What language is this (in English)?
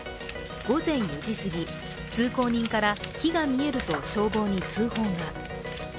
Japanese